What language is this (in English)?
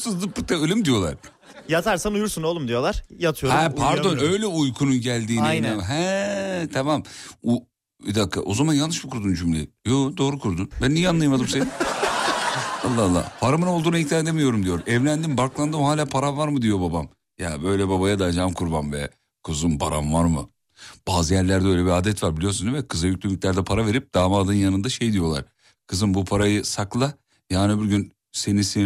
Turkish